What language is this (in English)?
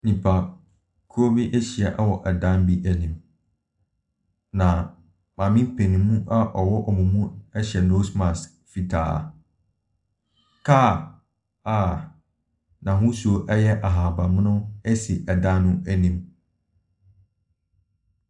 Akan